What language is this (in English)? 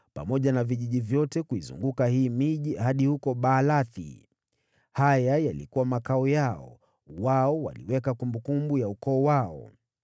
Swahili